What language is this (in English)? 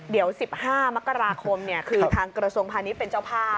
Thai